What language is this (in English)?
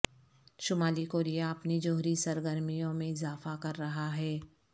Urdu